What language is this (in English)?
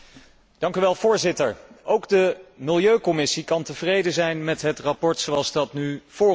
Dutch